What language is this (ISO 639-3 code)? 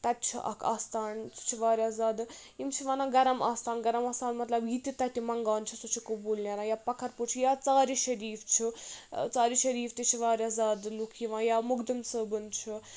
kas